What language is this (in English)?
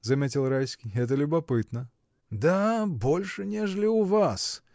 Russian